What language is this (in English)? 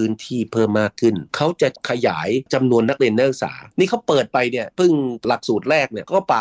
Thai